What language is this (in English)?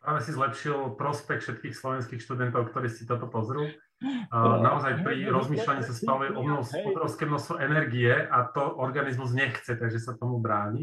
Slovak